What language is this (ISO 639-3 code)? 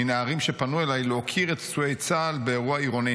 heb